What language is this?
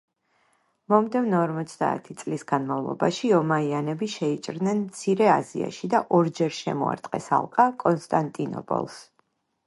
Georgian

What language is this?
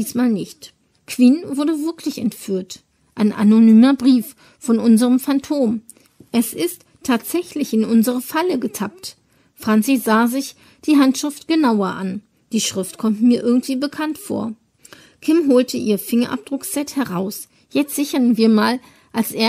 German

